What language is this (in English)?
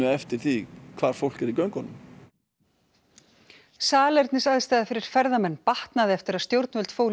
Icelandic